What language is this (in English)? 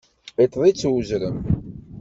Kabyle